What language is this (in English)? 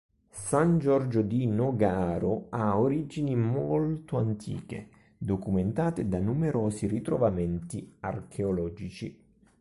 Italian